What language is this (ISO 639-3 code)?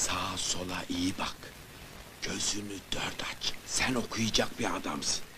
tur